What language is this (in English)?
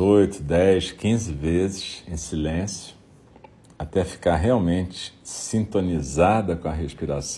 Portuguese